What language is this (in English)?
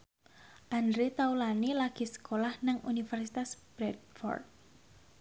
Javanese